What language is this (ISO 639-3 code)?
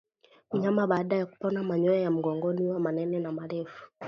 swa